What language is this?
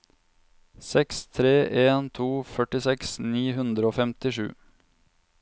Norwegian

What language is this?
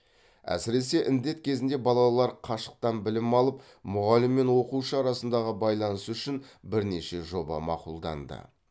Kazakh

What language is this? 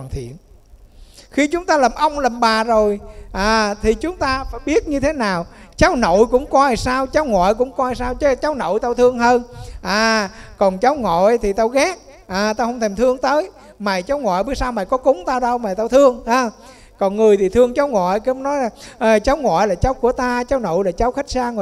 Vietnamese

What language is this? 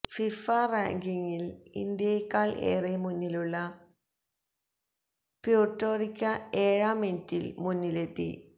Malayalam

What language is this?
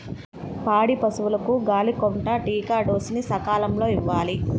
Telugu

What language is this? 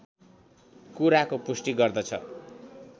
Nepali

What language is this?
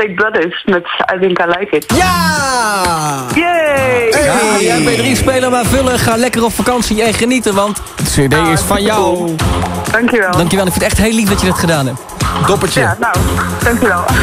Dutch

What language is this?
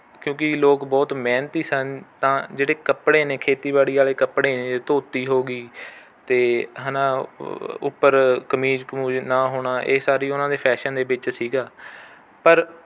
Punjabi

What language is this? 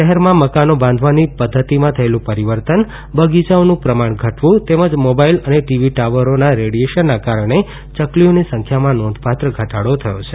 Gujarati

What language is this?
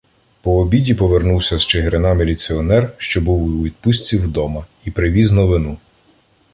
Ukrainian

